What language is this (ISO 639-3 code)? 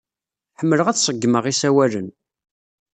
kab